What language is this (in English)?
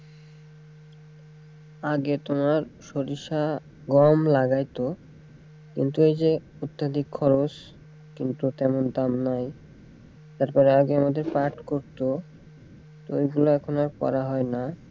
Bangla